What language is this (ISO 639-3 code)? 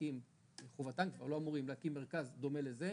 heb